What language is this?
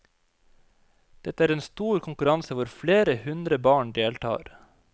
Norwegian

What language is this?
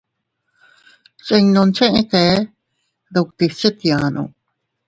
Teutila Cuicatec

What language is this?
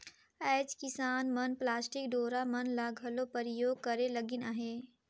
Chhattisgarhi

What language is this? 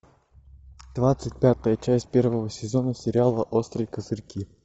Russian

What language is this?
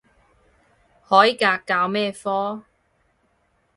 Cantonese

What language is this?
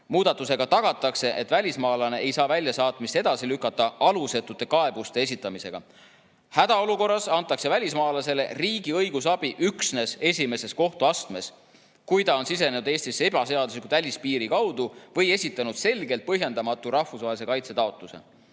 Estonian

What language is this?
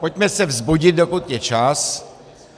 Czech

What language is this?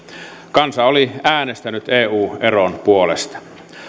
Finnish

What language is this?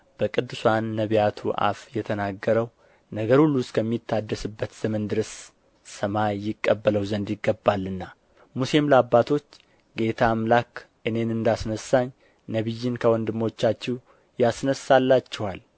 Amharic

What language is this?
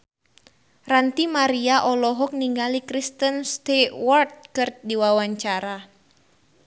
Sundanese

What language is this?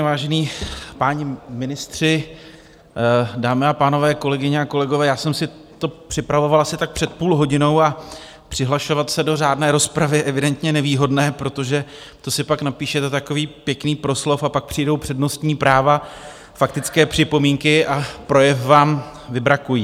Czech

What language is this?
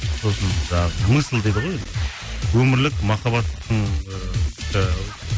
Kazakh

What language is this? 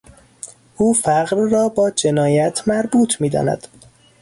Persian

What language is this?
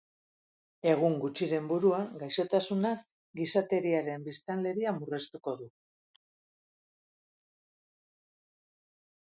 Basque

